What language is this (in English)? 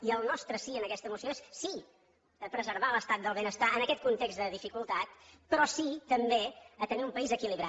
Catalan